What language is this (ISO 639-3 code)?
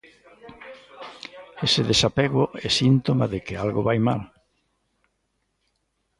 glg